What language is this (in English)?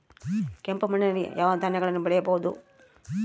Kannada